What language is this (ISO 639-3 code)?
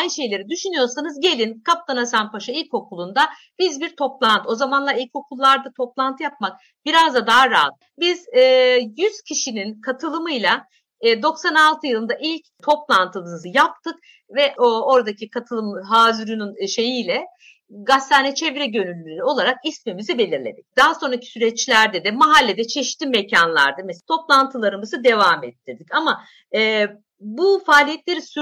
tur